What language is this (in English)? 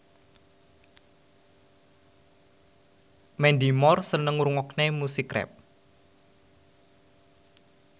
Javanese